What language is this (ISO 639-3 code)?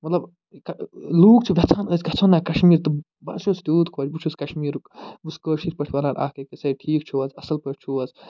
kas